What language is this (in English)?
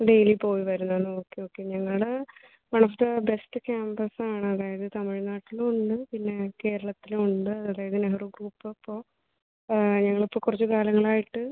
Malayalam